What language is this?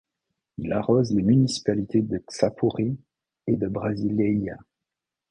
French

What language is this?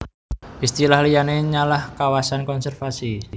Javanese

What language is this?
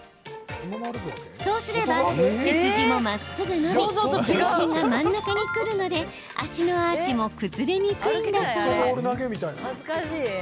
Japanese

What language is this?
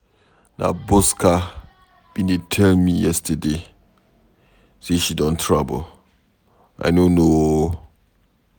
Nigerian Pidgin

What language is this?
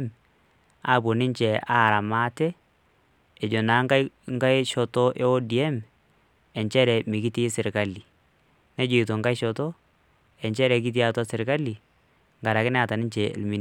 Masai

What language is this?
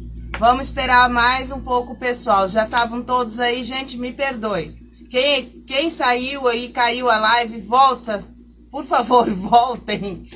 Portuguese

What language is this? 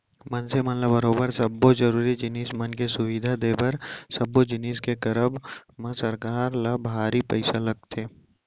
Chhattisgarhi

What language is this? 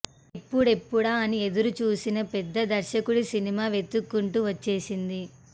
Telugu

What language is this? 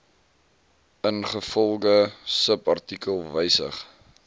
Afrikaans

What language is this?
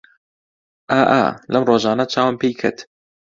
Central Kurdish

